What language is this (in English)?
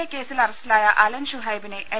Malayalam